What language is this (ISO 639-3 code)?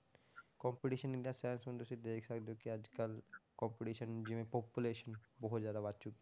pan